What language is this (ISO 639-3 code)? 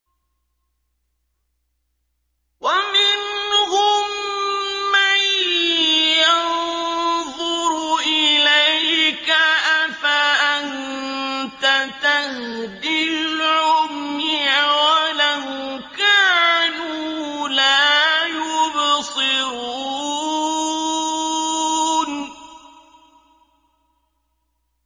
ara